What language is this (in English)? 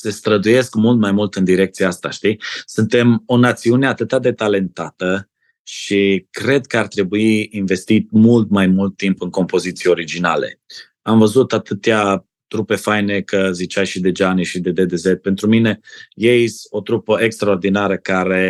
Romanian